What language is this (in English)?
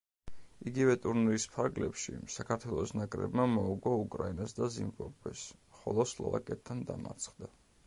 Georgian